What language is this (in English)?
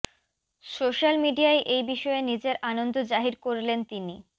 Bangla